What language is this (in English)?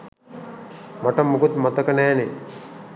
Sinhala